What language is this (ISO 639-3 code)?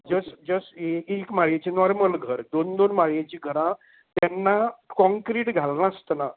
kok